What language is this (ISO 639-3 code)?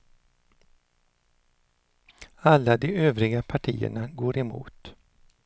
swe